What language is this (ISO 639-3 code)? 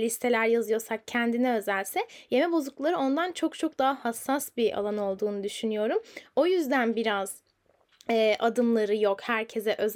tur